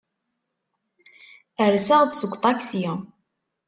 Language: Kabyle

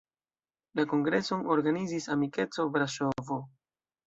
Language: Esperanto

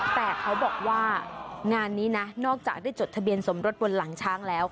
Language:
Thai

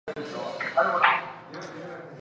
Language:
Chinese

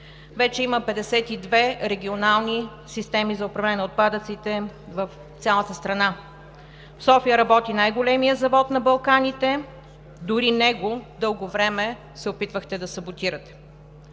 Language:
Bulgarian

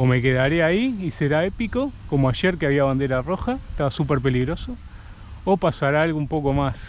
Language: Spanish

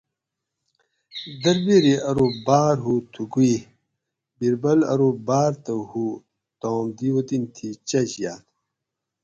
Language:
Gawri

